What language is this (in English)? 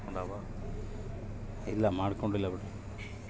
Kannada